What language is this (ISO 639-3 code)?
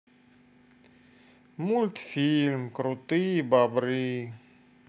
rus